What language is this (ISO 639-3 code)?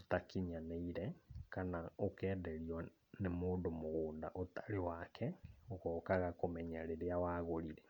kik